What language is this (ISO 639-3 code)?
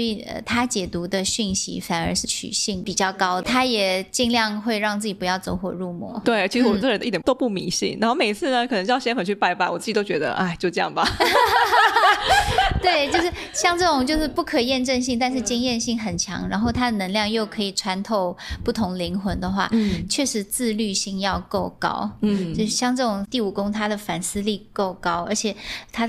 zho